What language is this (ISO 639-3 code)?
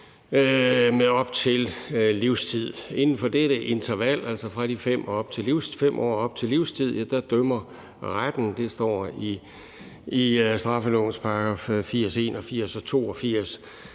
dan